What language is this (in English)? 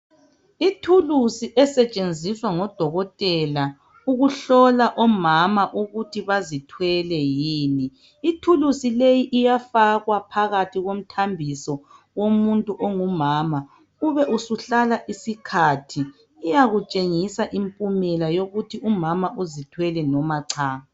North Ndebele